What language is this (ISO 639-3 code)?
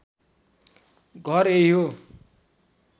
nep